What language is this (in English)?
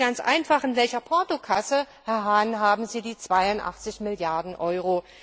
German